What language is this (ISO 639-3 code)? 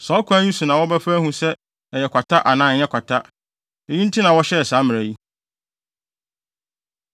aka